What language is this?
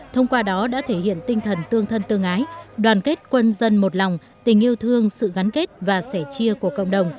Vietnamese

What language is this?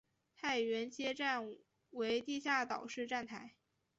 Chinese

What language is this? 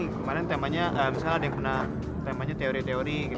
Indonesian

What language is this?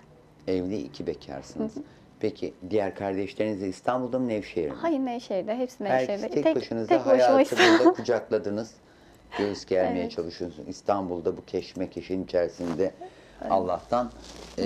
Turkish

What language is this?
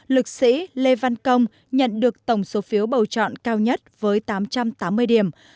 Vietnamese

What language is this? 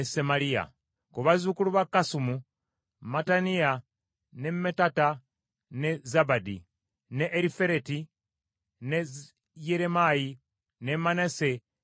Ganda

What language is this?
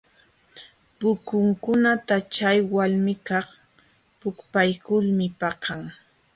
Jauja Wanca Quechua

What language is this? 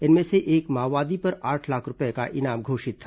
Hindi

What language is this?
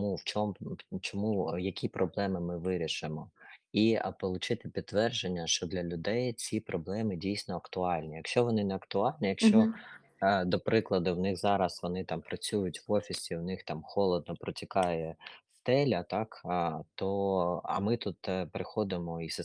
Ukrainian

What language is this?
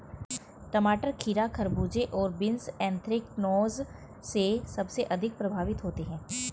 Hindi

